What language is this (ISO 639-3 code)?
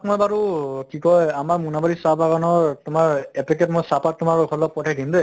asm